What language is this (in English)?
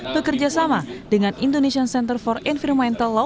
Indonesian